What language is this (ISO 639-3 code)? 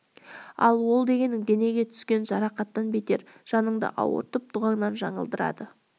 kaz